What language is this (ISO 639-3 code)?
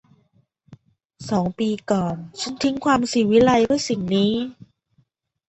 tha